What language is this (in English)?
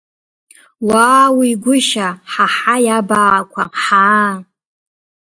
Abkhazian